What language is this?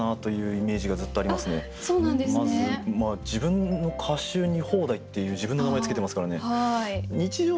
Japanese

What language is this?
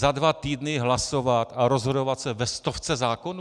Czech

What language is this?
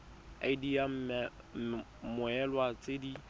Tswana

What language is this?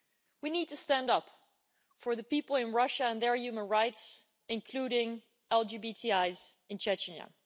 English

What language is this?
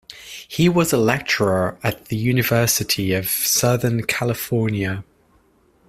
English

